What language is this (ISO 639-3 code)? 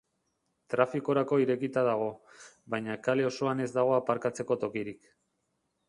eus